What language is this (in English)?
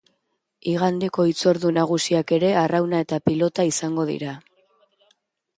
Basque